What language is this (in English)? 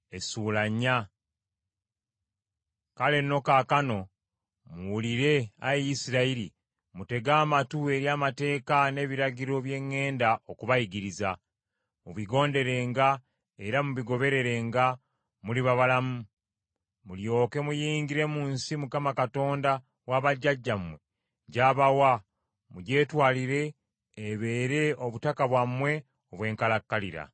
Ganda